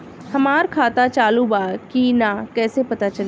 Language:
Bhojpuri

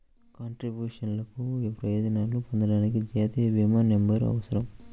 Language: Telugu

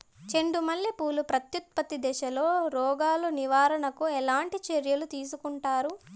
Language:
Telugu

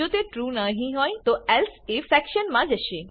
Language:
Gujarati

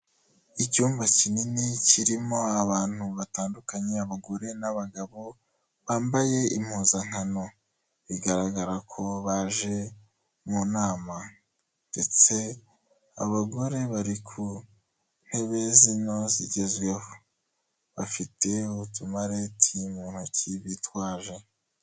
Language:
Kinyarwanda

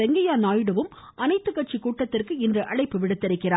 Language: Tamil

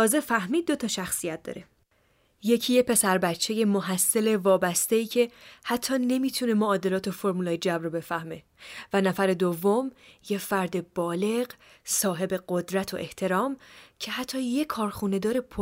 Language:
Persian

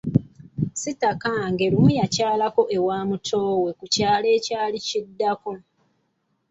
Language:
Ganda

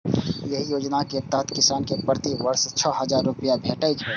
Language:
Maithili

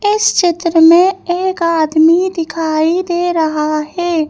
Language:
Hindi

